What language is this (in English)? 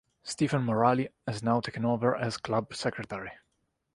English